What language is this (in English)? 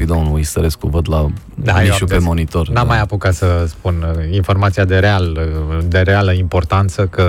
Romanian